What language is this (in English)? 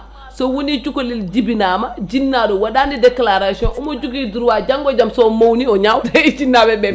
Fula